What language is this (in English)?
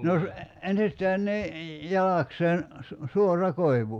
Finnish